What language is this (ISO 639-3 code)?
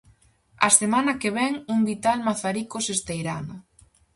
glg